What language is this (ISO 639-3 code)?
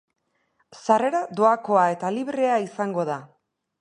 eus